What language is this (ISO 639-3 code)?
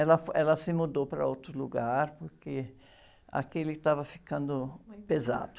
por